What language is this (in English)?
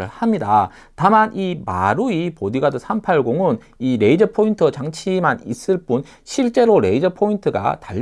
Korean